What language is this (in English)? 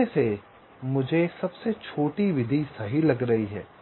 Hindi